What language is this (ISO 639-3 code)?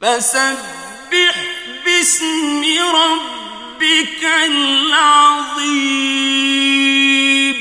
ara